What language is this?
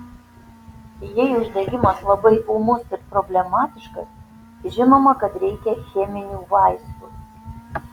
Lithuanian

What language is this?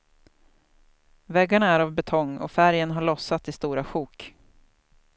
Swedish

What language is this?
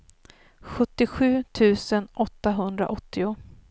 Swedish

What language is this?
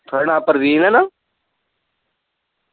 Dogri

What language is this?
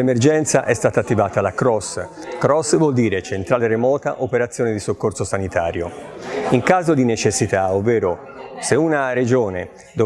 Italian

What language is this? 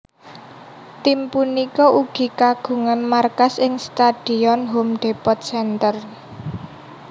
Javanese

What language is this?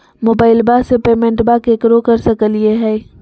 Magahi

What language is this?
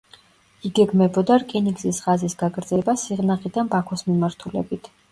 Georgian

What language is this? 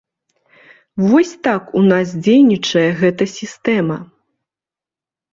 Belarusian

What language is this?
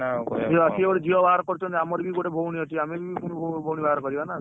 Odia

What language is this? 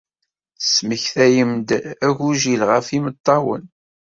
Kabyle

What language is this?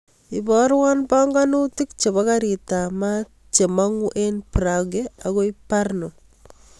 Kalenjin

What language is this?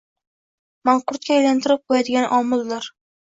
Uzbek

